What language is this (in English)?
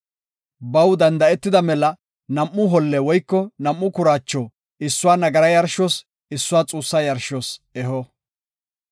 Gofa